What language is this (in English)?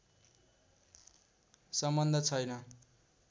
Nepali